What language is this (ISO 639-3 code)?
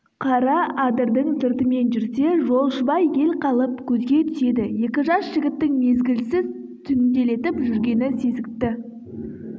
kaz